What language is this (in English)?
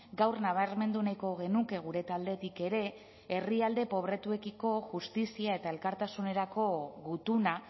Basque